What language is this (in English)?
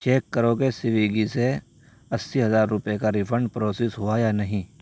Urdu